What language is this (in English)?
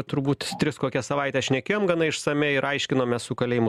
Lithuanian